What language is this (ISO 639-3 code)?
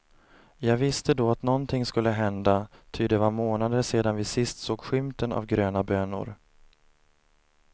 swe